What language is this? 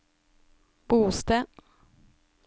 Norwegian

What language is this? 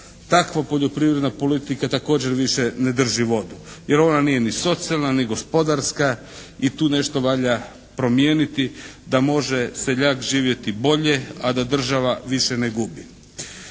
Croatian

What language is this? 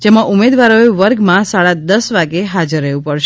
Gujarati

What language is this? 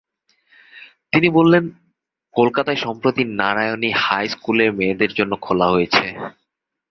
Bangla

